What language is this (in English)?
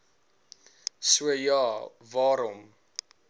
Afrikaans